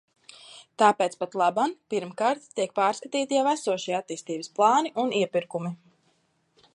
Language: Latvian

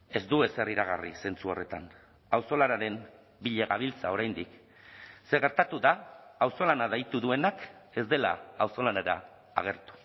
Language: Basque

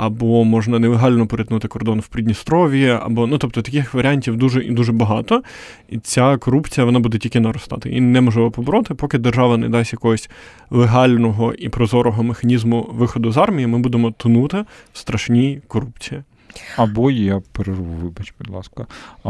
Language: Ukrainian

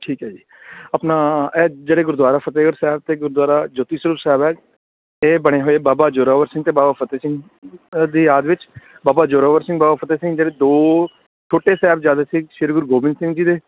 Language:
Punjabi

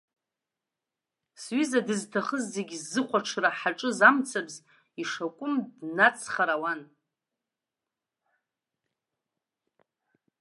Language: Abkhazian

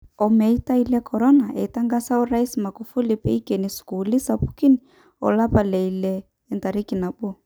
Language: Masai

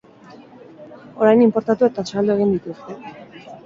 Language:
Basque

